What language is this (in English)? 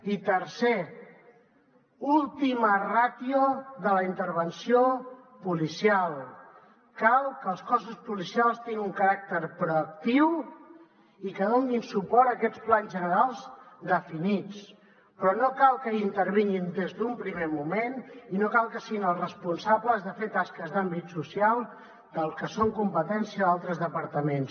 Catalan